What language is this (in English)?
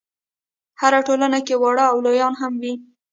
Pashto